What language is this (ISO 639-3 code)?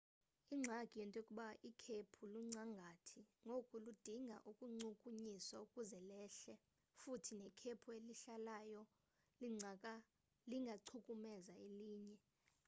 xho